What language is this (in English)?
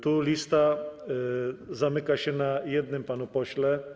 Polish